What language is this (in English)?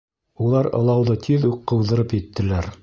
Bashkir